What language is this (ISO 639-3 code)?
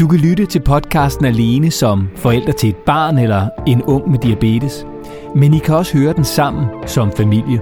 dan